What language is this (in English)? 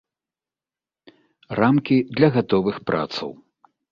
Belarusian